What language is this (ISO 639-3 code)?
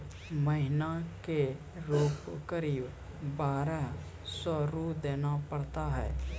mai